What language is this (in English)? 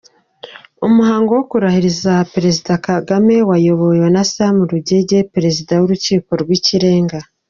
Kinyarwanda